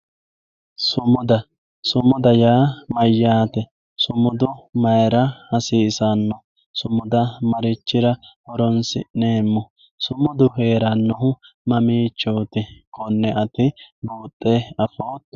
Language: Sidamo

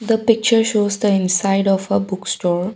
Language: English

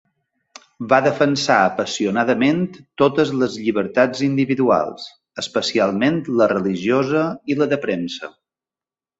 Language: Catalan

